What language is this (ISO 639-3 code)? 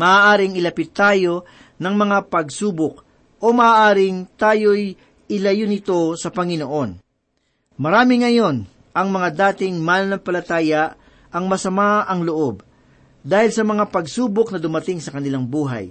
fil